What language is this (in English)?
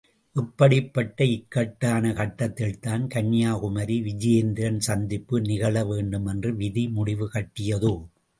Tamil